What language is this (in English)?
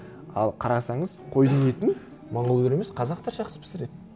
Kazakh